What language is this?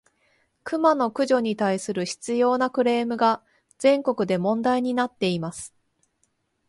Japanese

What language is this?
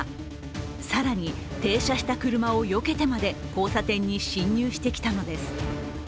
Japanese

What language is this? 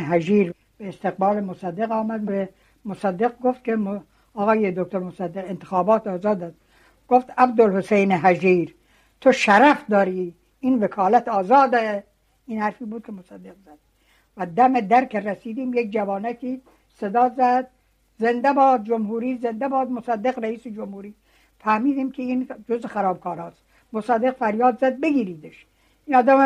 Persian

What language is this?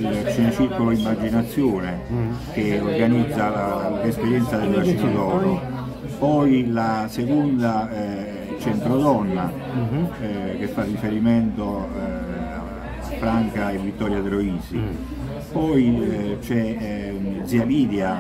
Italian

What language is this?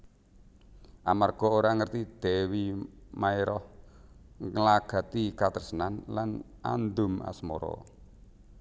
Javanese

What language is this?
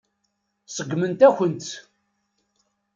Kabyle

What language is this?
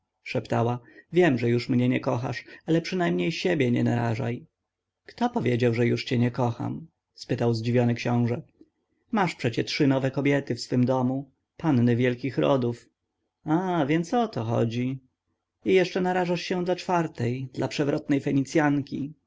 Polish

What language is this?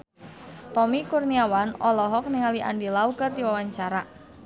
Sundanese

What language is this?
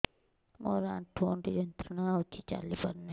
Odia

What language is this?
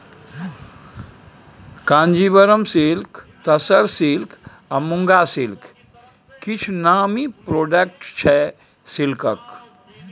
Maithili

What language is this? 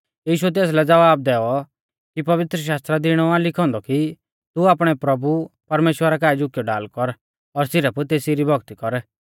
Mahasu Pahari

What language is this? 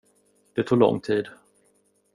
Swedish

